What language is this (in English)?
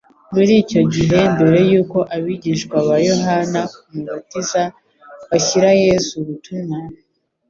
Kinyarwanda